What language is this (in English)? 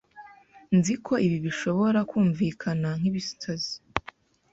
Kinyarwanda